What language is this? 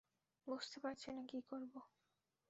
Bangla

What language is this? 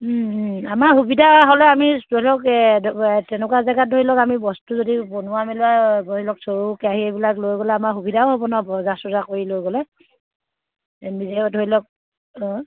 Assamese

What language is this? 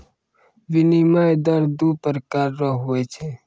Maithili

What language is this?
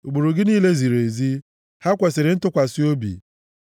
Igbo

